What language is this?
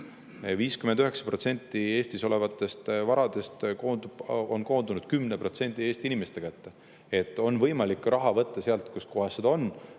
Estonian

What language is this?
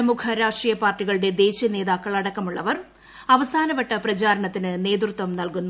Malayalam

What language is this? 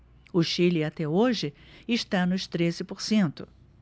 Portuguese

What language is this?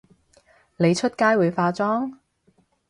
Cantonese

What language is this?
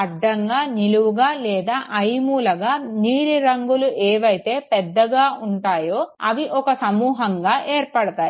Telugu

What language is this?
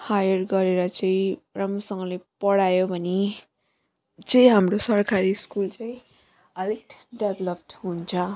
Nepali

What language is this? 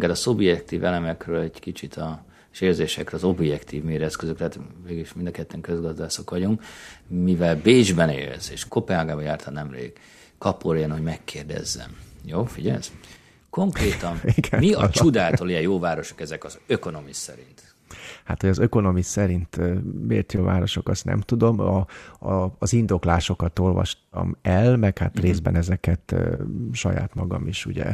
Hungarian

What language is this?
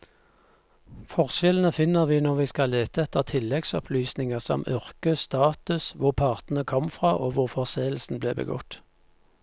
Norwegian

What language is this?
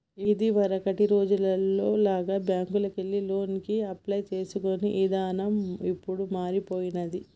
Telugu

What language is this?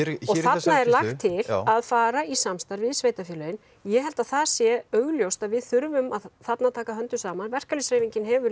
Icelandic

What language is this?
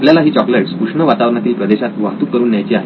Marathi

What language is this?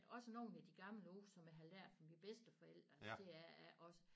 Danish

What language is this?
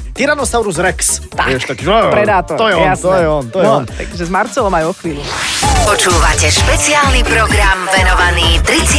Slovak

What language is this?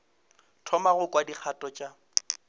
Northern Sotho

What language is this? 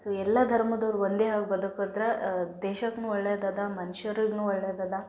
Kannada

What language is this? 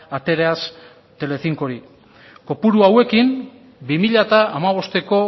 Basque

